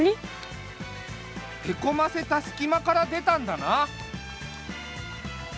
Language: Japanese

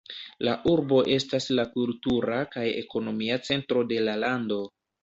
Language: Esperanto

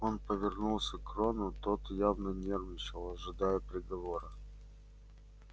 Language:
Russian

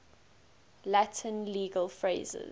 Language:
English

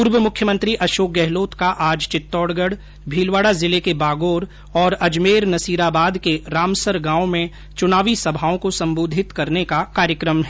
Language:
Hindi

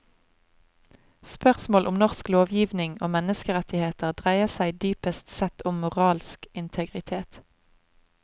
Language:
Norwegian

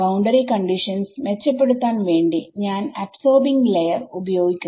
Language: Malayalam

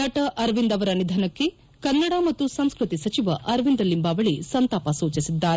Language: Kannada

